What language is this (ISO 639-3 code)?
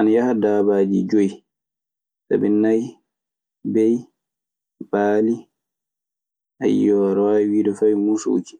ffm